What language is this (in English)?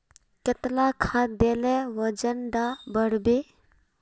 Magahi